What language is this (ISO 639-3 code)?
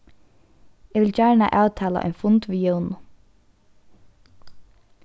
fao